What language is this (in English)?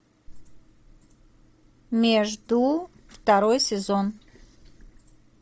Russian